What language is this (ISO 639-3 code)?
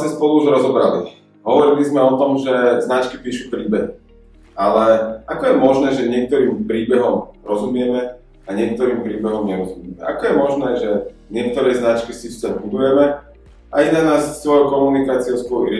slk